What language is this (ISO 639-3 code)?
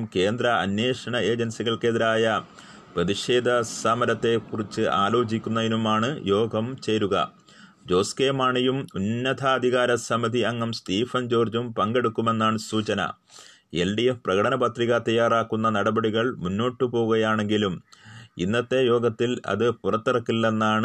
mal